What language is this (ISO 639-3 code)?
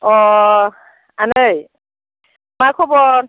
brx